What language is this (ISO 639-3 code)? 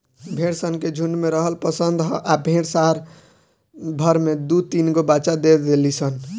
bho